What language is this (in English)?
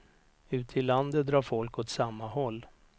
Swedish